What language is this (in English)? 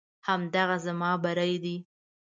Pashto